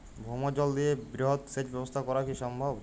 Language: Bangla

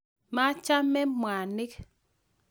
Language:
Kalenjin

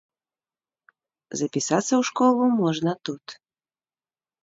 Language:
Belarusian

